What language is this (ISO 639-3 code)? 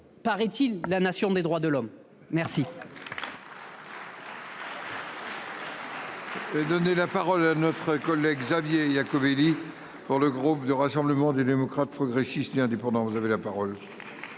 fra